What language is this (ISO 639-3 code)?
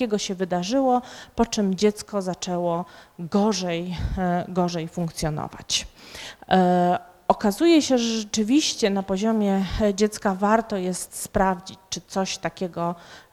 pol